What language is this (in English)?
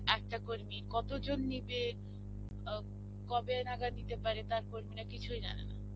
Bangla